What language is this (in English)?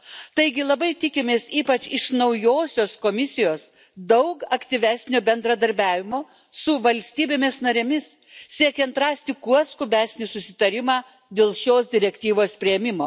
Lithuanian